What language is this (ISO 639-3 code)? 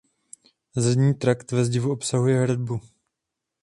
ces